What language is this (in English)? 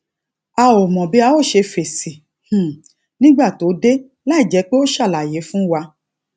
Yoruba